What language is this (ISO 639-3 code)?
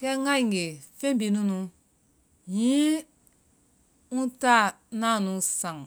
vai